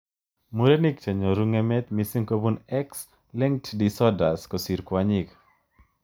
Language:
Kalenjin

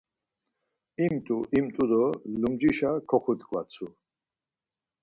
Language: Laz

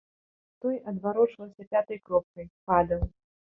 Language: Belarusian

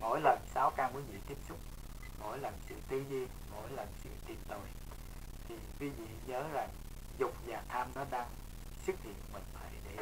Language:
Vietnamese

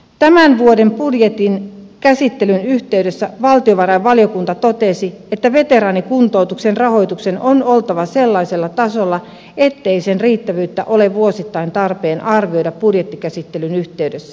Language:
Finnish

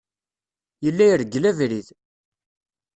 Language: Kabyle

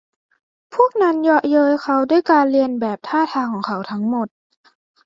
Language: Thai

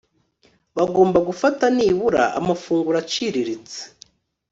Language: Kinyarwanda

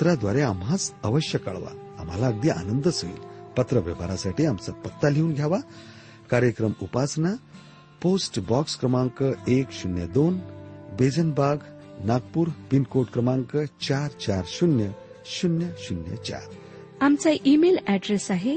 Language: Marathi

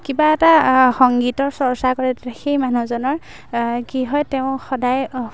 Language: Assamese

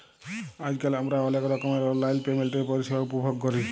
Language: Bangla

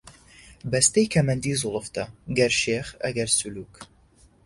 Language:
Central Kurdish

